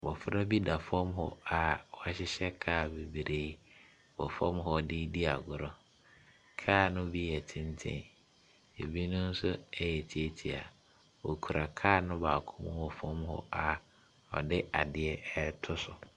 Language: Akan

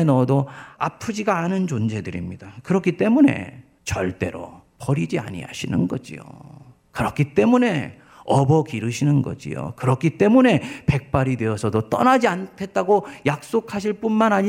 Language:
Korean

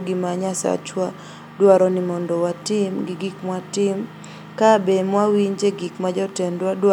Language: Luo (Kenya and Tanzania)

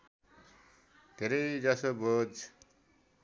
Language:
Nepali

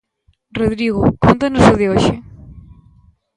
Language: Galician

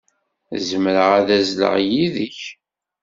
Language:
Kabyle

